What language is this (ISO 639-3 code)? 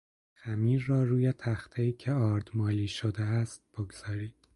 fas